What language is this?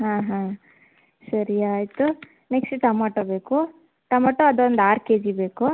Kannada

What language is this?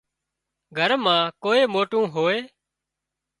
Wadiyara Koli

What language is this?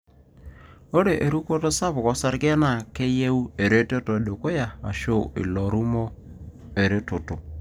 Masai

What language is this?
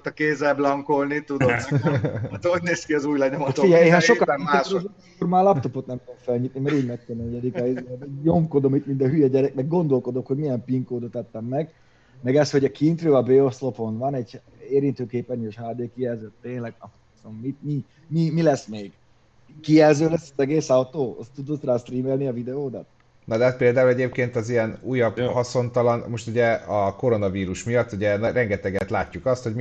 Hungarian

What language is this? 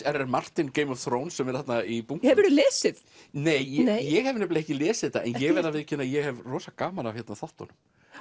Icelandic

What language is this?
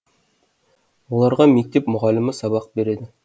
Kazakh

